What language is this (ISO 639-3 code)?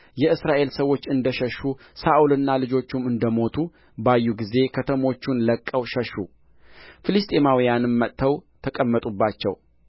amh